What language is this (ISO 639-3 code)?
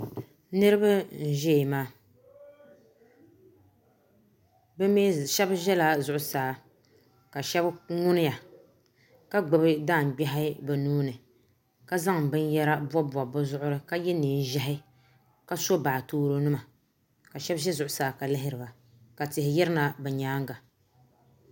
dag